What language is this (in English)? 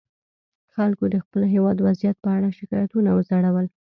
Pashto